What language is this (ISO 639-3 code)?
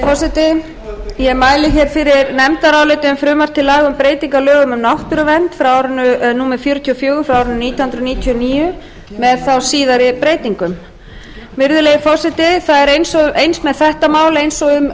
isl